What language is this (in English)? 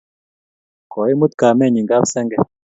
Kalenjin